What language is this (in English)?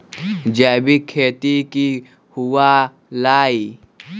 Magahi